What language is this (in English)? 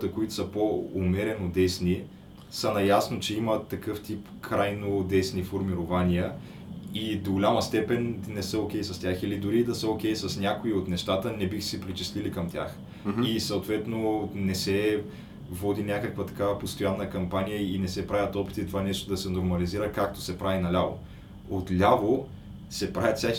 Bulgarian